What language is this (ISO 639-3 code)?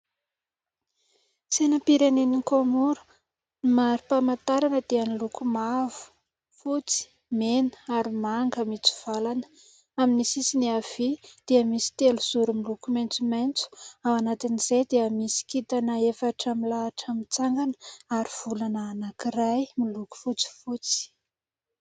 mlg